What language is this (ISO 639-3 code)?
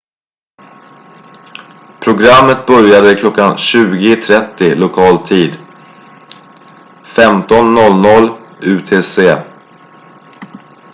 swe